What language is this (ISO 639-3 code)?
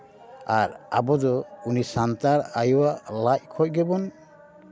sat